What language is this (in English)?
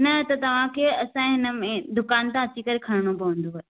Sindhi